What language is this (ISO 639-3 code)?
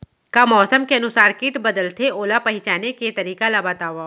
hne